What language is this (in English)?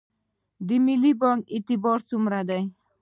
Pashto